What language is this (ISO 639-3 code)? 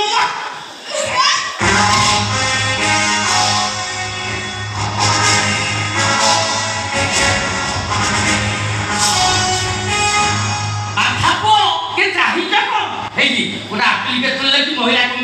kor